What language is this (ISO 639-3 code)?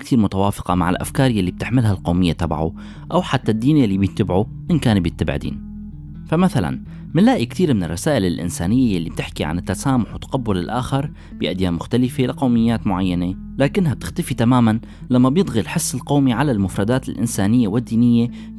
ara